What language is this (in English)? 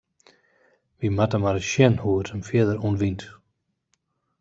Western Frisian